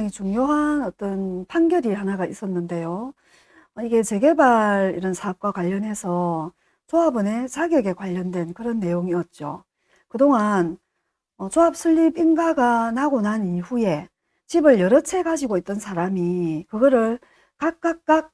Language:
Korean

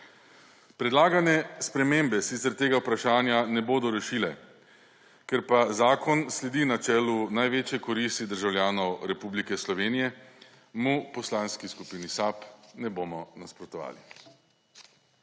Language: Slovenian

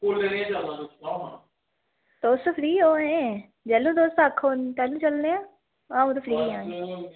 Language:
Dogri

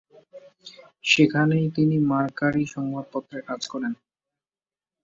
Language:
Bangla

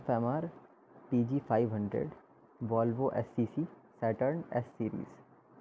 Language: Urdu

